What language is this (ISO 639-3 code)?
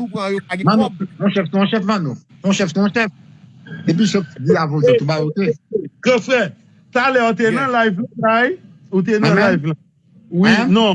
fra